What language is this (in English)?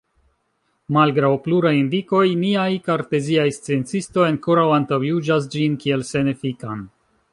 Esperanto